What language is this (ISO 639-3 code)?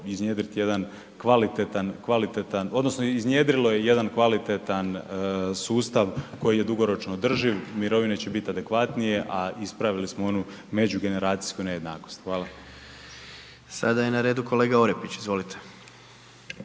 hrv